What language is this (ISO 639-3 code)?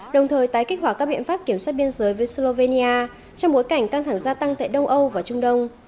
vie